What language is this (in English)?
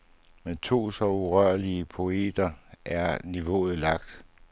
Danish